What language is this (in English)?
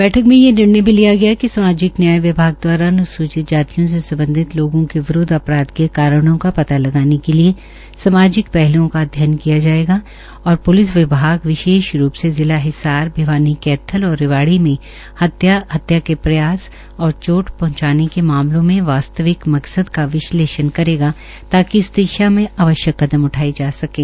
Hindi